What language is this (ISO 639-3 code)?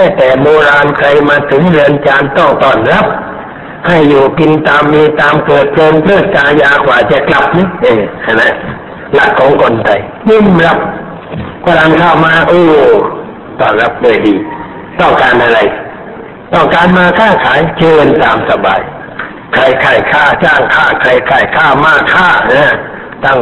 tha